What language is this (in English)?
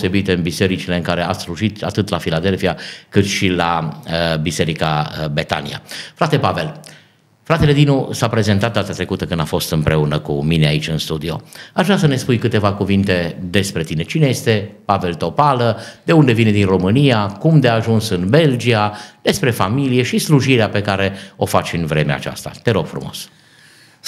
Romanian